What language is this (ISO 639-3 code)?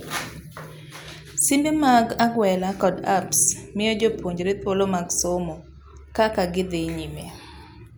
luo